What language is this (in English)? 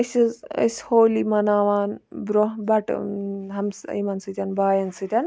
Kashmiri